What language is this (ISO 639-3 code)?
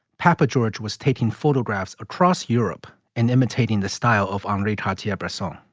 eng